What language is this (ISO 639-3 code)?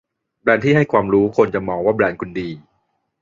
tha